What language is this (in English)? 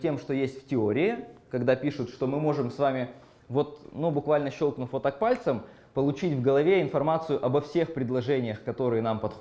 Russian